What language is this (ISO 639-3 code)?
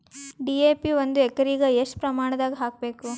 kan